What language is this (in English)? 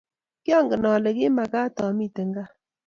Kalenjin